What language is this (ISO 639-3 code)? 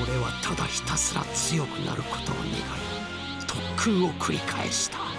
jpn